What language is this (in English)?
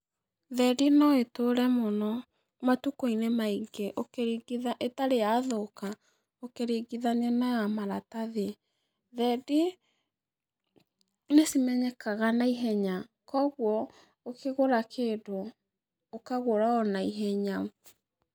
Kikuyu